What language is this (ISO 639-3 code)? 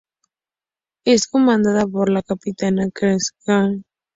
spa